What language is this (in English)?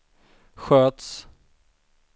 Swedish